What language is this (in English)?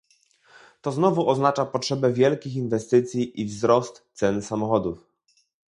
Polish